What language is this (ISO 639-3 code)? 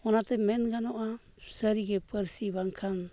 sat